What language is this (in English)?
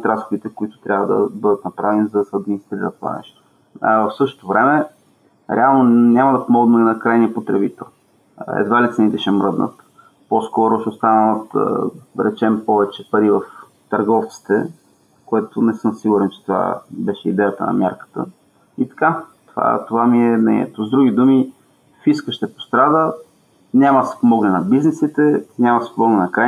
Bulgarian